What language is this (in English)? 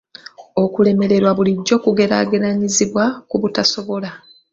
Ganda